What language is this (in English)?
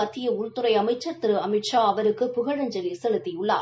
Tamil